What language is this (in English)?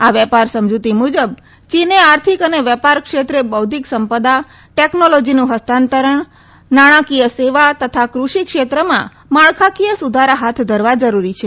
Gujarati